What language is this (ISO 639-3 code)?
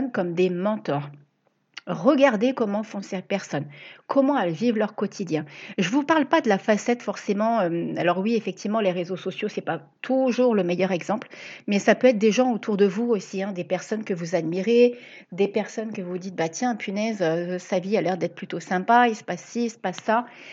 fra